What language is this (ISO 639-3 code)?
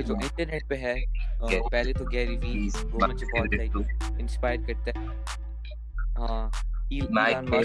urd